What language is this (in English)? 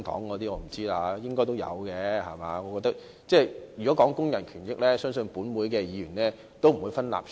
Cantonese